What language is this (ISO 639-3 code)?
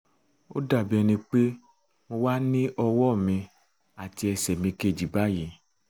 yor